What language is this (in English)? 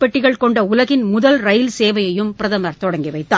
Tamil